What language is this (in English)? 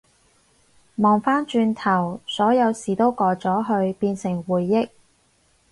Cantonese